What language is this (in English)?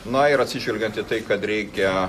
Lithuanian